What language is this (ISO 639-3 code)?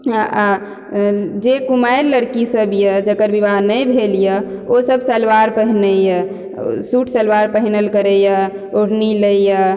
mai